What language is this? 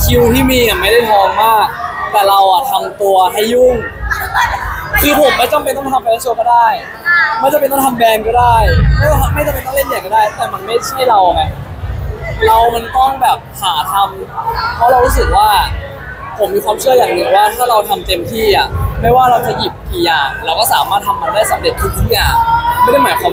Thai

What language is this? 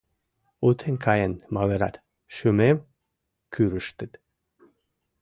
Mari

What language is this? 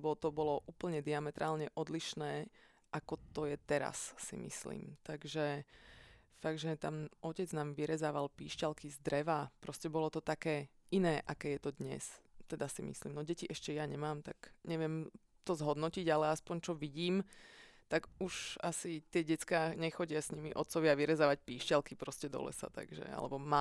Slovak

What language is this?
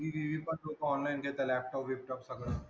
Marathi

